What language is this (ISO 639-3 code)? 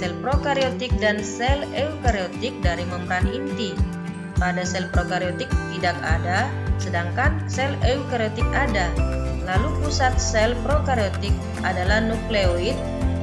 ind